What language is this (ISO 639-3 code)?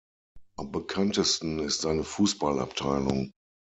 deu